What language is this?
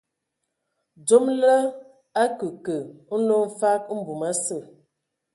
Ewondo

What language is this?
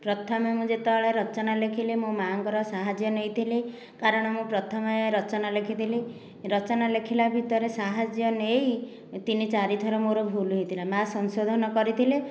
Odia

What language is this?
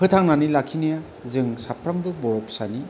Bodo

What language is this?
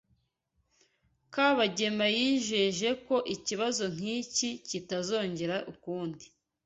Kinyarwanda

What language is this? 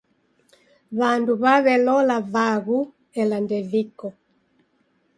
Taita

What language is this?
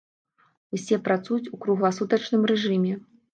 Belarusian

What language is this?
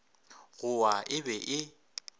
Northern Sotho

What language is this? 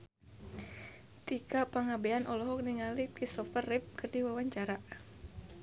Sundanese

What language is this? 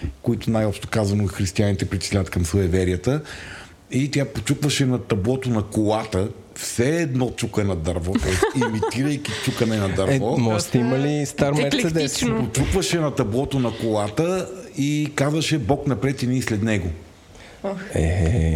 Bulgarian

